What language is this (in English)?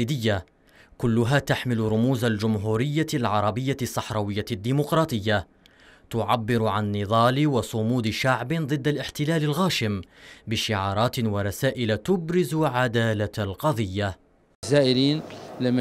Arabic